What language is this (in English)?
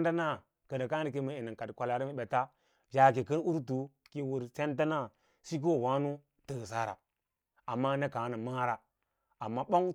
Lala-Roba